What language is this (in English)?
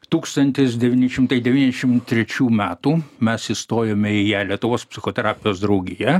Lithuanian